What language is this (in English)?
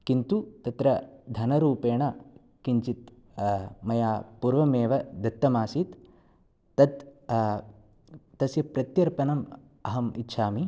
Sanskrit